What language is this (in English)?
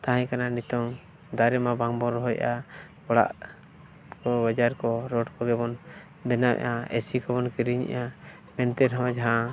Santali